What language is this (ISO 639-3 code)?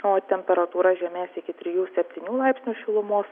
lit